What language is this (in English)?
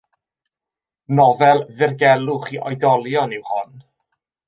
Welsh